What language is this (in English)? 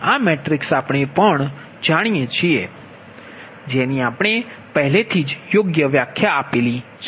Gujarati